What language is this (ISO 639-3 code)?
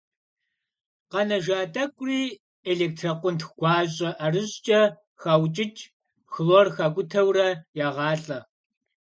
kbd